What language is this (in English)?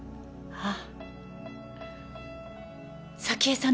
Japanese